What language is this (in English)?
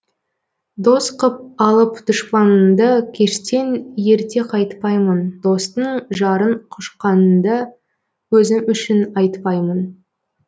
Kazakh